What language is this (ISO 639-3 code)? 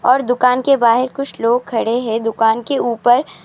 urd